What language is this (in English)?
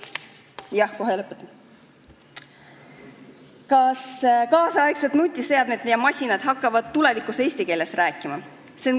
Estonian